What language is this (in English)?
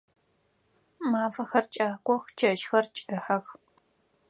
Adyghe